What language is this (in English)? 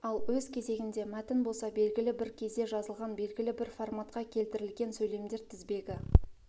Kazakh